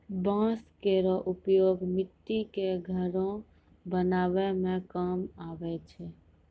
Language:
Maithili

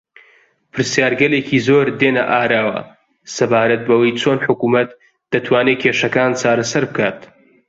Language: Central Kurdish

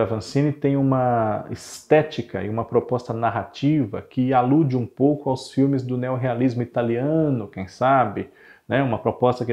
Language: Portuguese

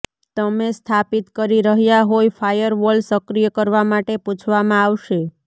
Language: Gujarati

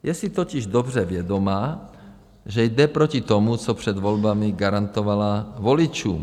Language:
Czech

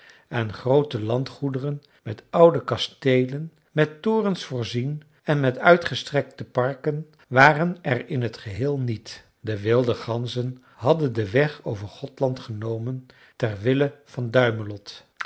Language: Dutch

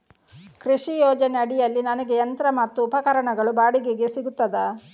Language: Kannada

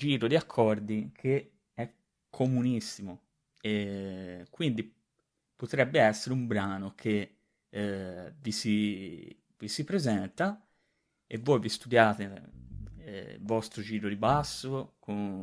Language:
Italian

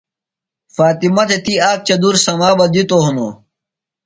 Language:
Phalura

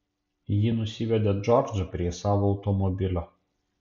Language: Lithuanian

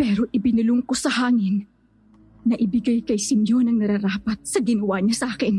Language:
Filipino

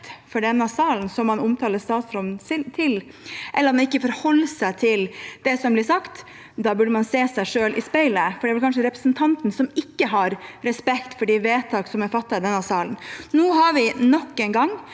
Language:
Norwegian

